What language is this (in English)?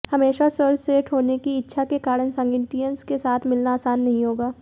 Hindi